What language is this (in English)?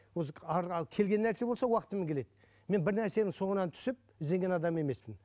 Kazakh